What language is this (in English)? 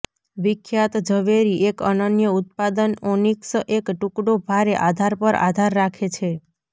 Gujarati